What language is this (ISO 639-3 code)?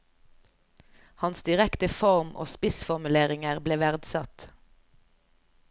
nor